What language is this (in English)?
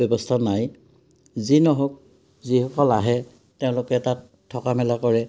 Assamese